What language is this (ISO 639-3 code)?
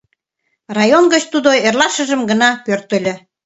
chm